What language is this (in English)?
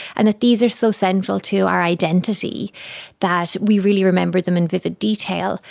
English